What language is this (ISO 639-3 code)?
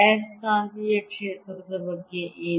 kan